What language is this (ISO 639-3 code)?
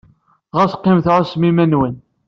kab